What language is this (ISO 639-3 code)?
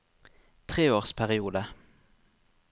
nor